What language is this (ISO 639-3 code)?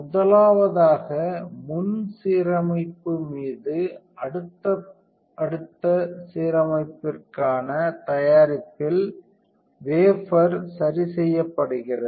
tam